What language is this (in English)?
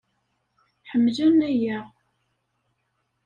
Kabyle